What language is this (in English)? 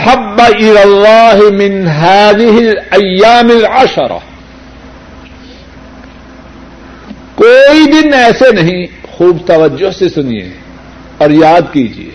Urdu